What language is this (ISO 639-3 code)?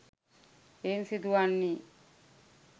sin